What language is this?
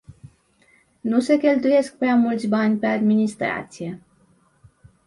Romanian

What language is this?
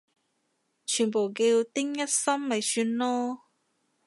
Cantonese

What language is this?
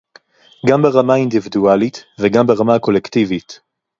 Hebrew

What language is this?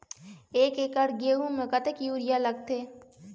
Chhattisgarhi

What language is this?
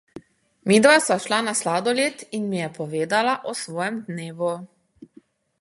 Slovenian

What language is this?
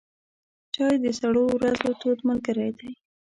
Pashto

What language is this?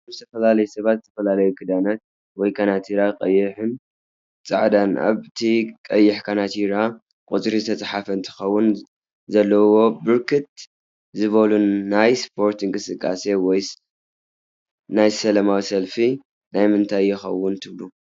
Tigrinya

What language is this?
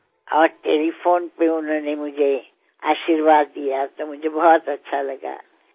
Bangla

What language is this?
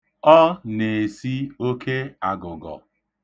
Igbo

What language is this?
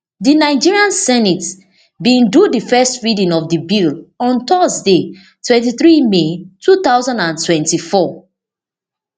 Nigerian Pidgin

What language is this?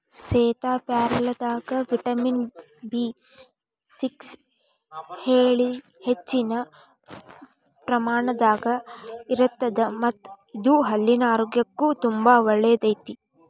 Kannada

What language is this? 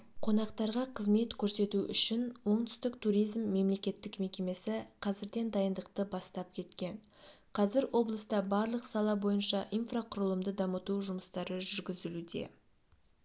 Kazakh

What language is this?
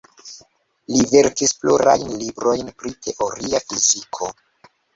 Esperanto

